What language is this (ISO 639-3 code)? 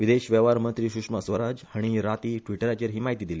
kok